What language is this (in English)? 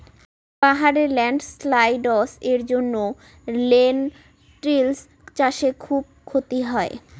Bangla